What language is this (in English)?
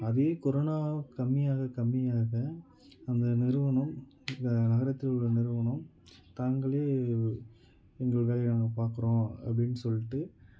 Tamil